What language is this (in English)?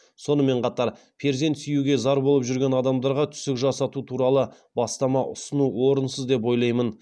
Kazakh